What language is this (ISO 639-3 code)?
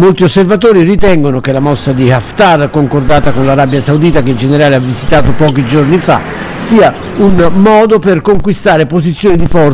ita